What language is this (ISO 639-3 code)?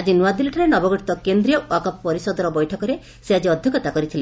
ori